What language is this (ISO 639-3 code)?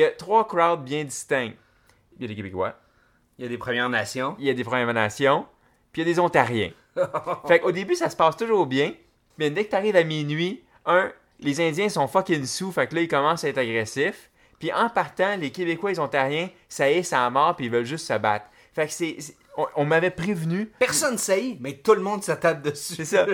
fra